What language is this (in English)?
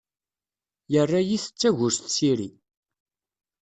Kabyle